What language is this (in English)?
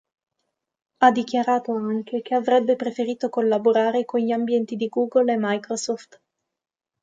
Italian